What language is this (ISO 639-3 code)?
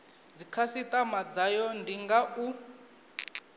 ven